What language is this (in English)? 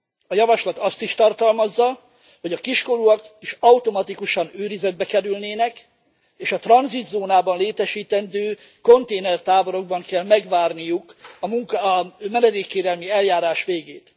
Hungarian